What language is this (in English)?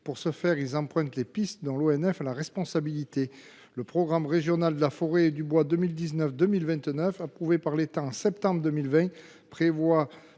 French